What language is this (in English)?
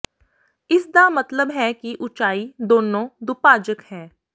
Punjabi